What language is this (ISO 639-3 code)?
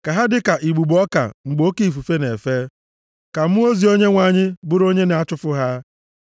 ibo